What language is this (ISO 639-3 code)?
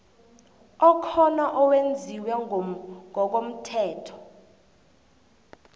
nbl